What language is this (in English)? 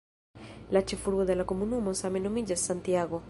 Esperanto